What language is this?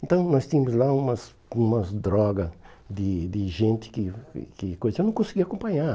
Portuguese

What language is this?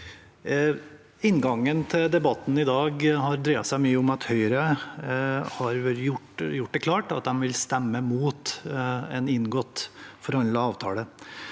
Norwegian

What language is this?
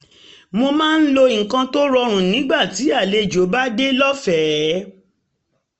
Yoruba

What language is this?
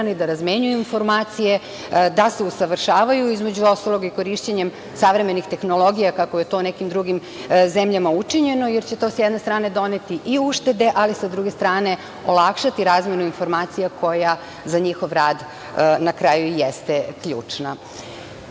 Serbian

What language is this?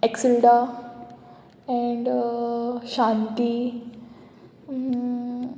Konkani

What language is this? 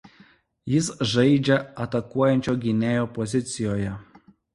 Lithuanian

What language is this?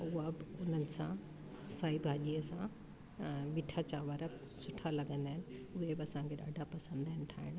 Sindhi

